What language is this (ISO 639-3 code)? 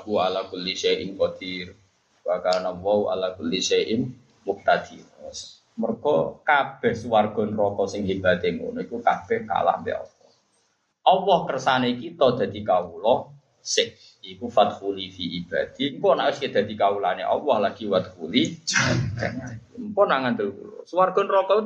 msa